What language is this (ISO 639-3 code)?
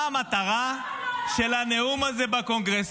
heb